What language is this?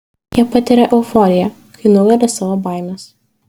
Lithuanian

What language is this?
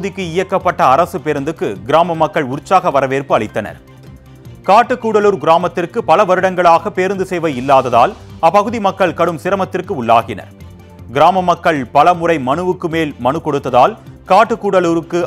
Tamil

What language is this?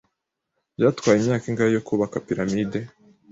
Kinyarwanda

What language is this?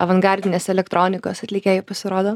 Lithuanian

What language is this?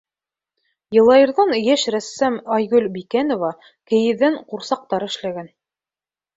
Bashkir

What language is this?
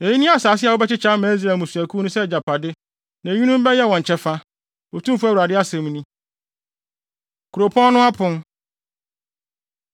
Akan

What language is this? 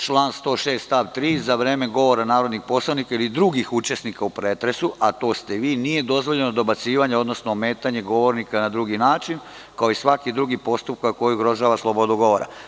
Serbian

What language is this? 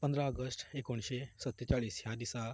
Konkani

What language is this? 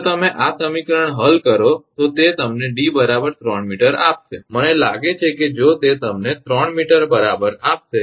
Gujarati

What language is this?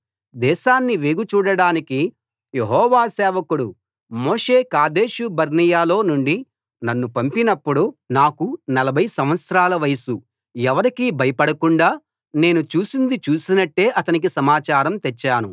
Telugu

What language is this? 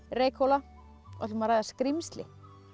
Icelandic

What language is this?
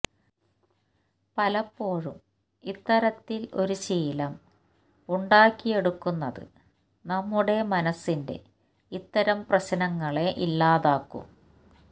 Malayalam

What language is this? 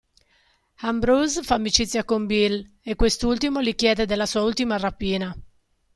Italian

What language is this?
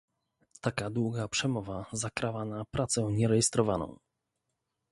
Polish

